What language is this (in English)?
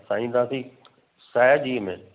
Sindhi